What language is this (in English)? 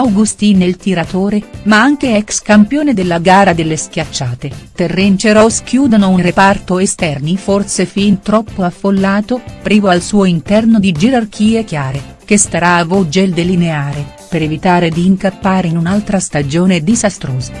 Italian